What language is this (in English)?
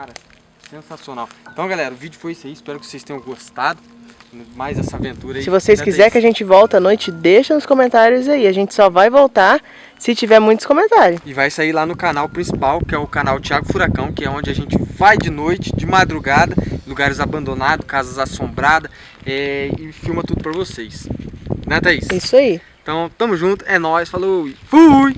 Portuguese